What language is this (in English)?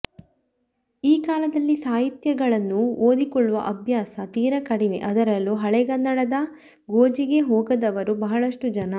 Kannada